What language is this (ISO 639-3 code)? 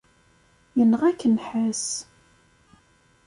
kab